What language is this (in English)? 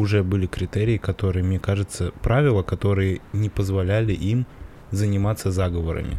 Russian